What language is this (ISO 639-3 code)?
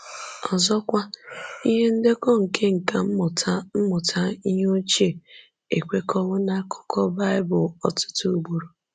ibo